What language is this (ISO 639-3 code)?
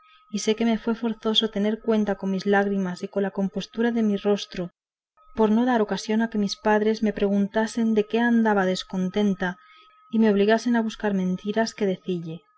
spa